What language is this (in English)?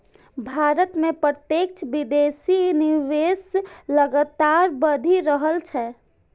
Maithili